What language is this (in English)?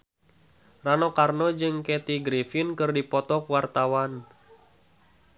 Sundanese